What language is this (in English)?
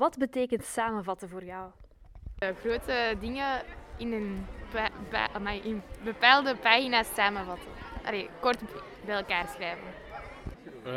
Dutch